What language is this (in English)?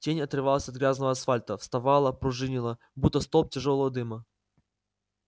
Russian